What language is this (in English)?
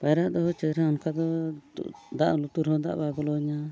Santali